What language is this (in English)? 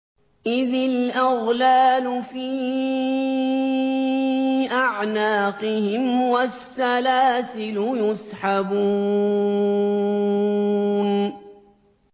Arabic